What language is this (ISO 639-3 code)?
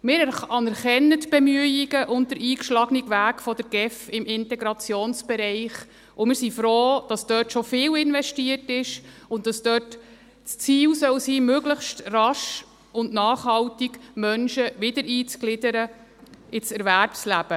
gsw